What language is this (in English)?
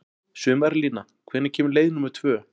Icelandic